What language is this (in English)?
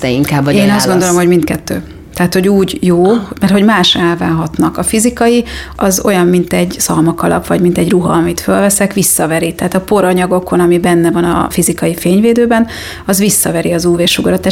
Hungarian